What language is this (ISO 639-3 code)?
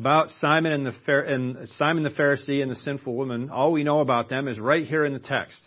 eng